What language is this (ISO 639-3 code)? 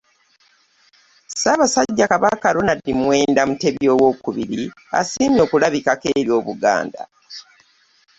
lug